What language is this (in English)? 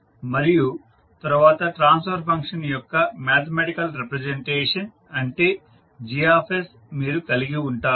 Telugu